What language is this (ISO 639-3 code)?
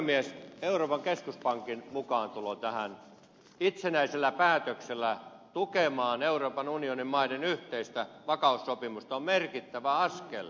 fin